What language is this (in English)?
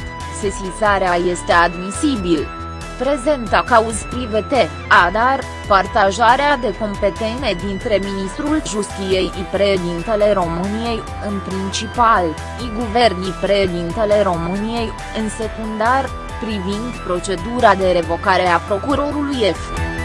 Romanian